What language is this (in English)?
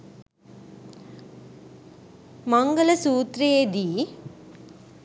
Sinhala